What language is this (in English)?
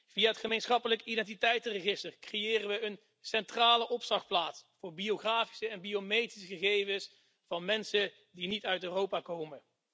Dutch